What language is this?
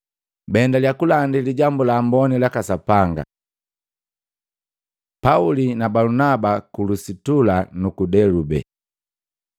Matengo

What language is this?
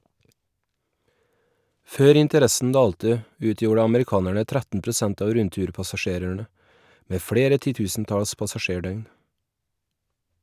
Norwegian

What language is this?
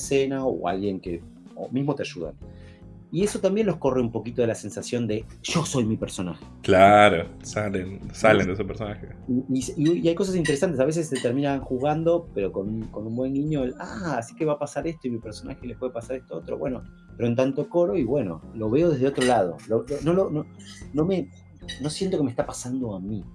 Spanish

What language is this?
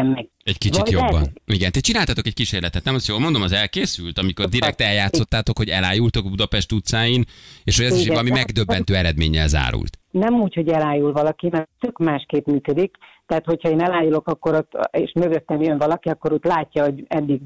Hungarian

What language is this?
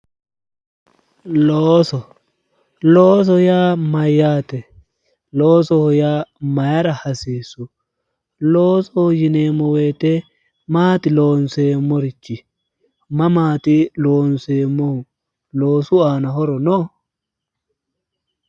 Sidamo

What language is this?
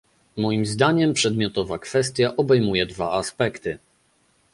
Polish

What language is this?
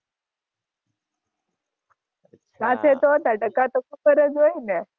Gujarati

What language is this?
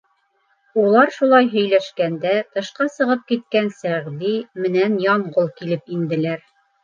Bashkir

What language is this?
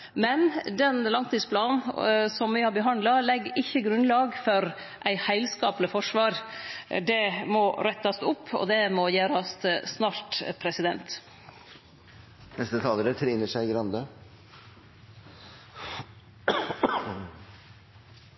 Norwegian Nynorsk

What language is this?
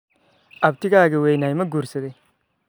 Somali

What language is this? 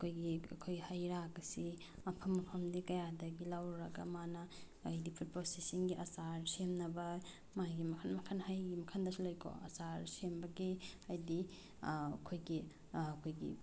Manipuri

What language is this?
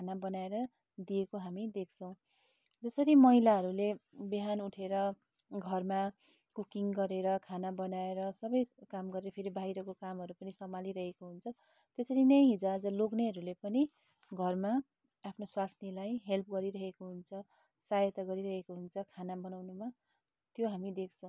Nepali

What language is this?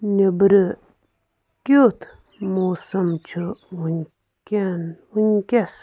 Kashmiri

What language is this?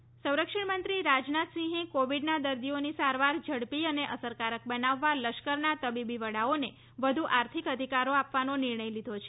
Gujarati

